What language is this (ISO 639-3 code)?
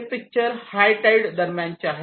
mar